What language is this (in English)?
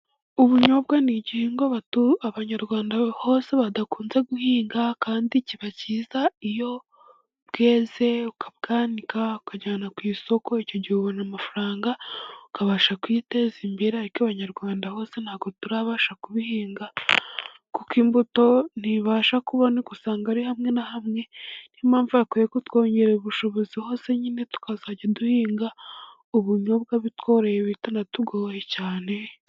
Kinyarwanda